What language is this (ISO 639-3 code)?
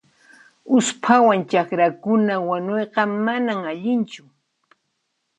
qxp